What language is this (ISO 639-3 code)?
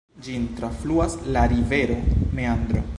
epo